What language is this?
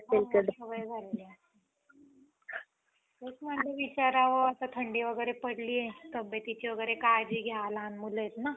Marathi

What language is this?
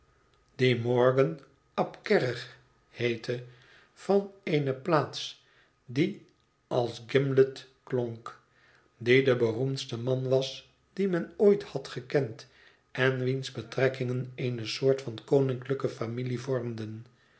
Dutch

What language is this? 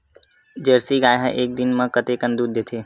Chhattisgarhi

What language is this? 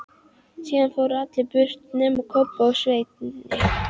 Icelandic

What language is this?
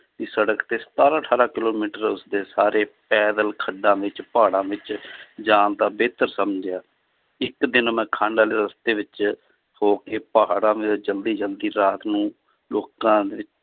Punjabi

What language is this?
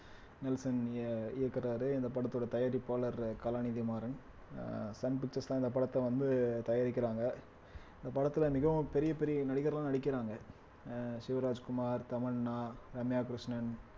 Tamil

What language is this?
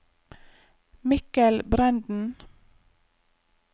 Norwegian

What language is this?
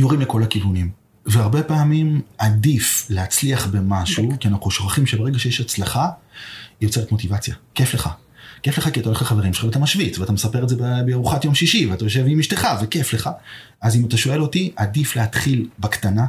Hebrew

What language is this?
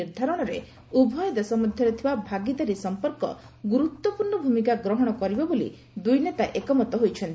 Odia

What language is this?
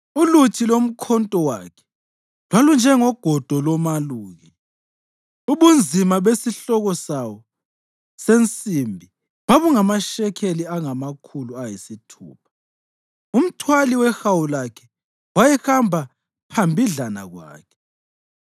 North Ndebele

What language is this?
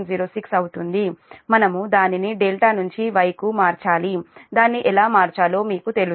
Telugu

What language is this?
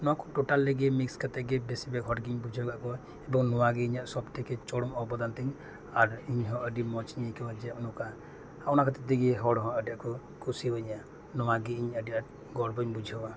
Santali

